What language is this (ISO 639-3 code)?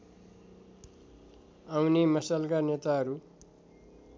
nep